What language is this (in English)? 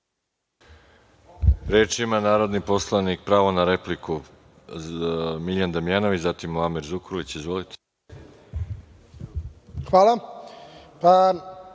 Serbian